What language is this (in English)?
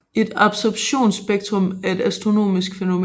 Danish